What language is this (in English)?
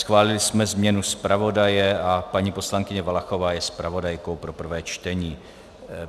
Czech